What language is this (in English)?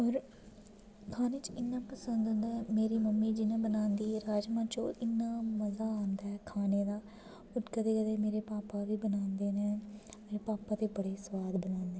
Dogri